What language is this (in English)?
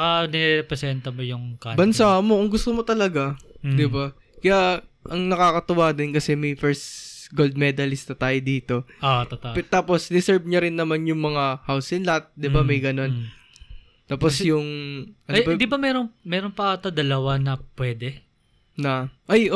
Filipino